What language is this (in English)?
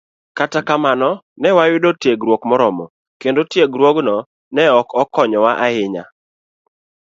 Luo (Kenya and Tanzania)